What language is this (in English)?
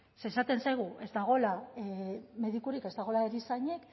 Basque